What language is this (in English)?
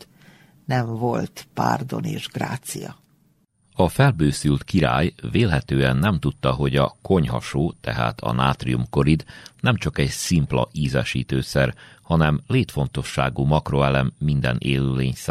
Hungarian